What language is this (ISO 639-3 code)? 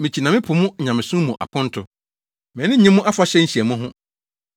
aka